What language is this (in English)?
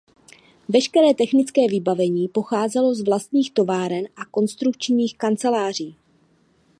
Czech